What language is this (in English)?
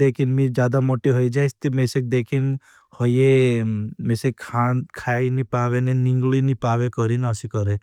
Bhili